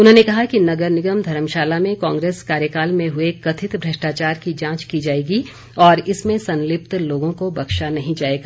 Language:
Hindi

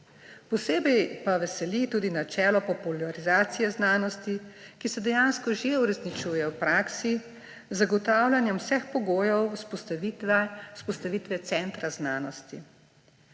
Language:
Slovenian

